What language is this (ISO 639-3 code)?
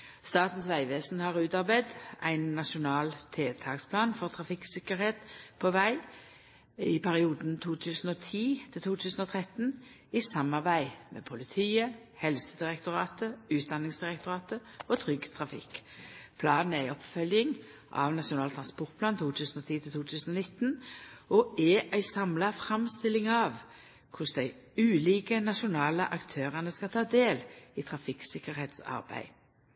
nno